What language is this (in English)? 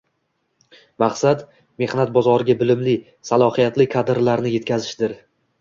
Uzbek